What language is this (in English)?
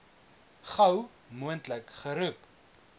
Afrikaans